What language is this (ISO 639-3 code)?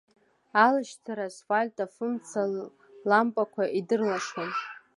abk